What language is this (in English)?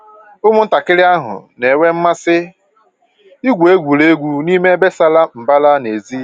Igbo